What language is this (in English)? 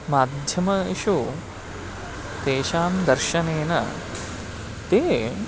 Sanskrit